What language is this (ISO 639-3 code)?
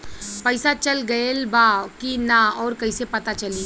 bho